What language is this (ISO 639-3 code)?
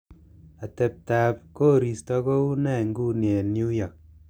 kln